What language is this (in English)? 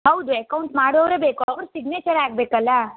Kannada